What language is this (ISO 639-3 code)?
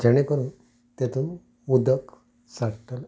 kok